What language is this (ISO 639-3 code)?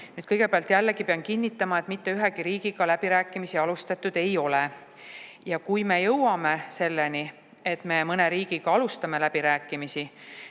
est